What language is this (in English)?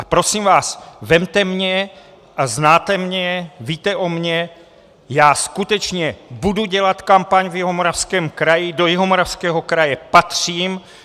Czech